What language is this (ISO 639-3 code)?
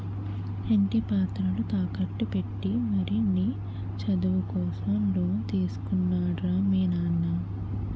tel